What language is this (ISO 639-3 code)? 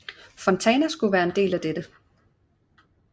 dan